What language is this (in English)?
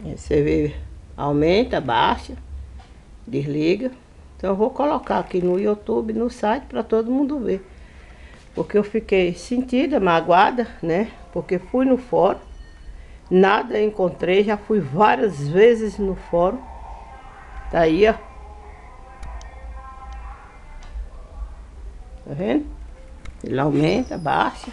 Portuguese